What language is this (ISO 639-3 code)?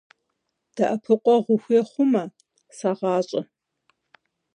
kbd